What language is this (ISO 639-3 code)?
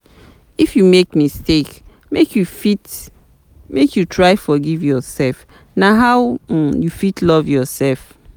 pcm